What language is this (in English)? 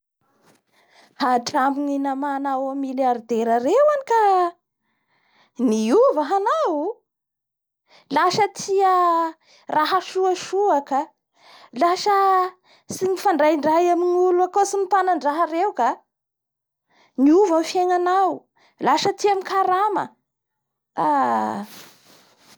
Bara Malagasy